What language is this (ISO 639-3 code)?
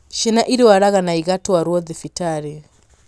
kik